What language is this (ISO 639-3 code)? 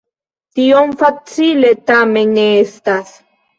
epo